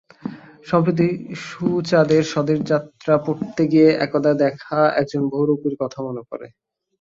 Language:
Bangla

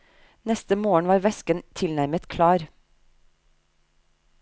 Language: Norwegian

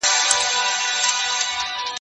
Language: Pashto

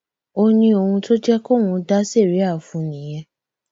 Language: Yoruba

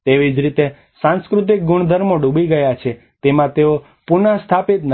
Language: Gujarati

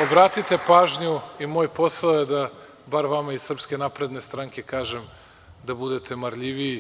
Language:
Serbian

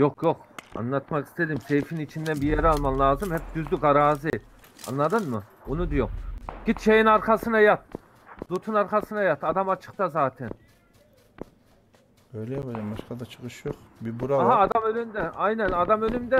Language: Turkish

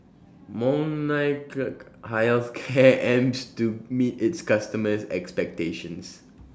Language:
English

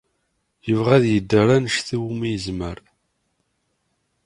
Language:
Kabyle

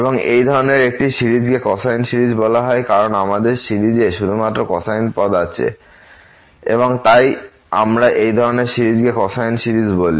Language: Bangla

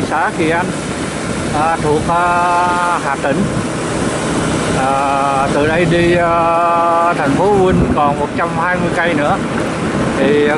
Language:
Vietnamese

